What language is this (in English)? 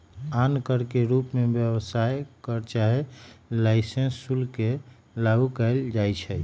Magahi